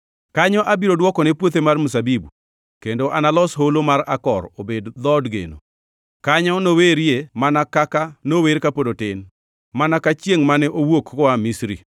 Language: Luo (Kenya and Tanzania)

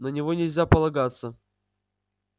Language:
Russian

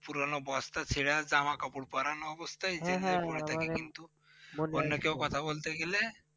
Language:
Bangla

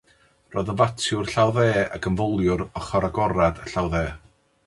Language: Welsh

